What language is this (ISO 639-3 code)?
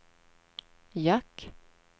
swe